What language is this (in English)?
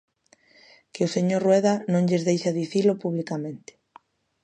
Galician